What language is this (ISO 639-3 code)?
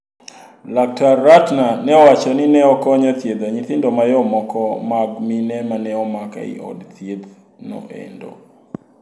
luo